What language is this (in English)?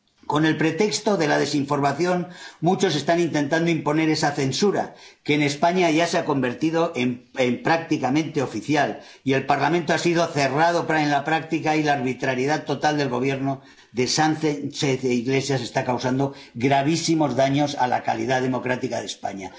Spanish